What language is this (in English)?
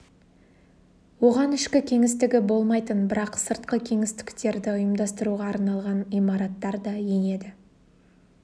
Kazakh